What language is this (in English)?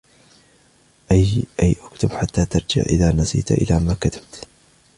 Arabic